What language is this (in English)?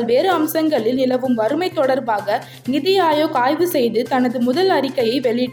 Tamil